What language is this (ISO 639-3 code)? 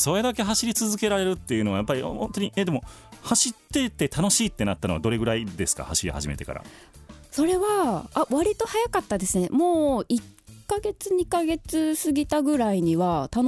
jpn